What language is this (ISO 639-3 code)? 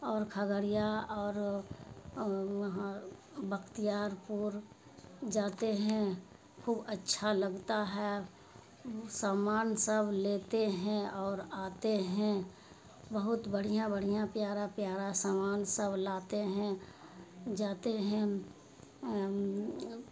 urd